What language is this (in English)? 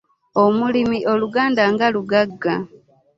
Ganda